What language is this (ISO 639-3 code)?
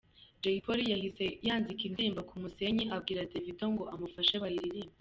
kin